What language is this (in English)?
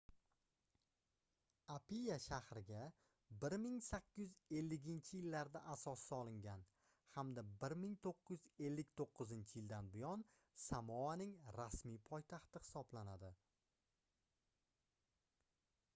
Uzbek